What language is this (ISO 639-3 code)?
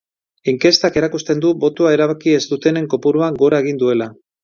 eus